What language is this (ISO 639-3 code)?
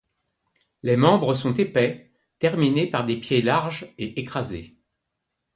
fra